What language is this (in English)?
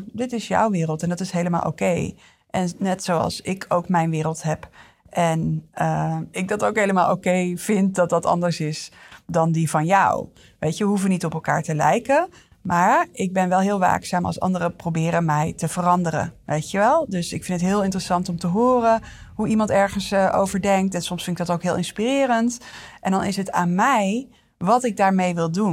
Dutch